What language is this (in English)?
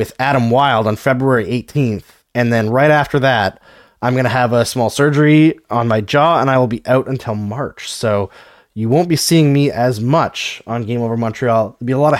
English